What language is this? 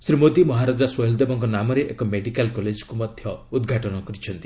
Odia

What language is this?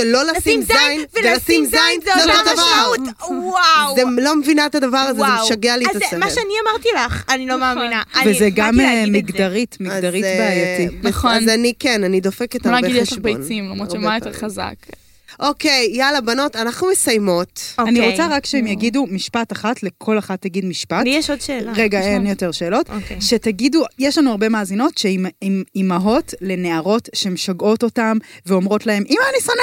Hebrew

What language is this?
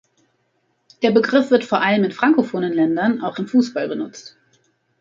German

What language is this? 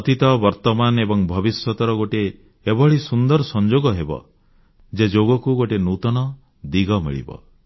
Odia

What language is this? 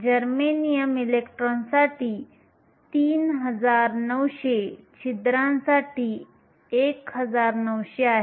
Marathi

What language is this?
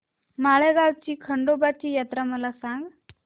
Marathi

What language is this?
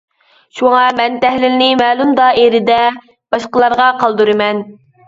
Uyghur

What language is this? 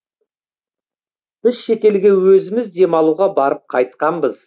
Kazakh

